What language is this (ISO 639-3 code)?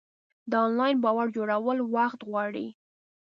pus